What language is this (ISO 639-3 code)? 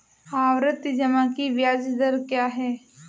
hin